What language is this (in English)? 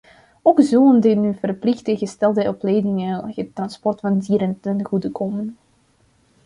Dutch